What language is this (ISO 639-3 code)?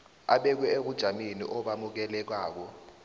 nbl